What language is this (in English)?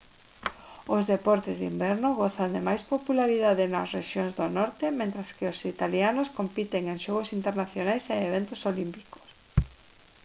Galician